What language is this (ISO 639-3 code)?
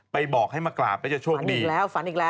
tha